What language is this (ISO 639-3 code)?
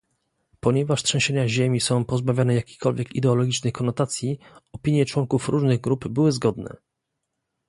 pol